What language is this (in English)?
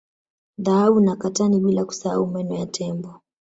Swahili